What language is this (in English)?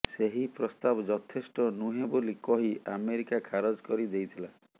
Odia